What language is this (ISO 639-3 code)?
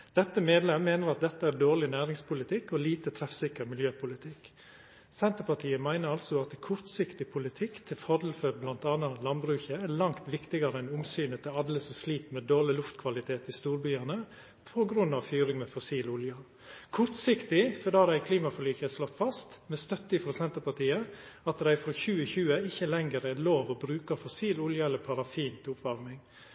nno